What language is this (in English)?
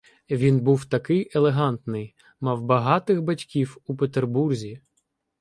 Ukrainian